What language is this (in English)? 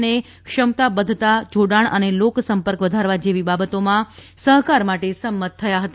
Gujarati